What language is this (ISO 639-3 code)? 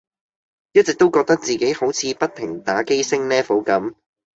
yue